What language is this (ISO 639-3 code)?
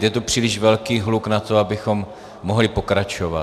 ces